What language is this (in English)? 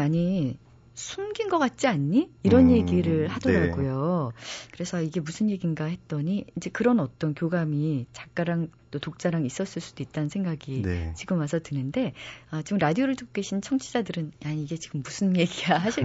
Korean